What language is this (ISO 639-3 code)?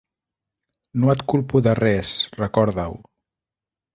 cat